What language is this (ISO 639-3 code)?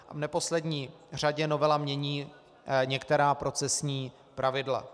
ces